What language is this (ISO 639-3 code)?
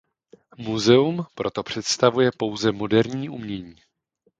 ces